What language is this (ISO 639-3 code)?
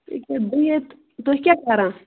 kas